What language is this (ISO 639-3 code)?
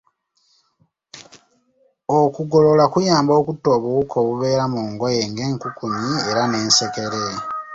lug